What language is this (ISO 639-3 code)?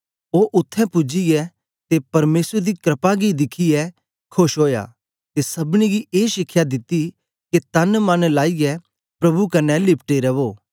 doi